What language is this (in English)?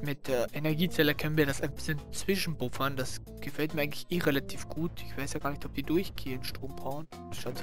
German